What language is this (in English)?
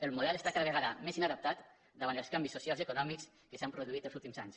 Catalan